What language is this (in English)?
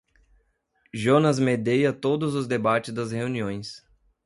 Portuguese